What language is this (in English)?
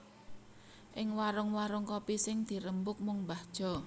Javanese